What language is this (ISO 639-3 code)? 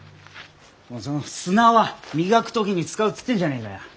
jpn